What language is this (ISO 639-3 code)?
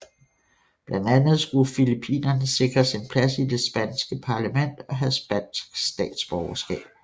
dan